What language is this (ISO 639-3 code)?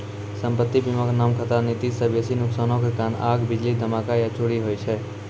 mai